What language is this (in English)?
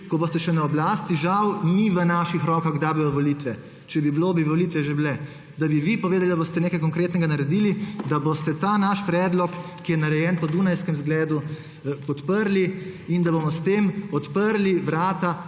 Slovenian